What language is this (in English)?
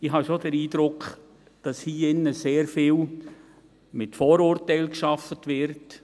Swiss German